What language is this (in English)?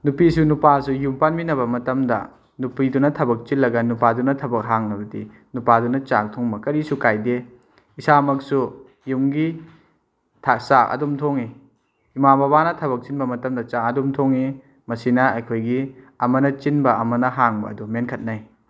Manipuri